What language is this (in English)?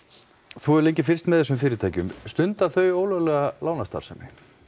Icelandic